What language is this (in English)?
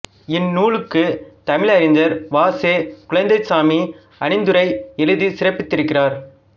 Tamil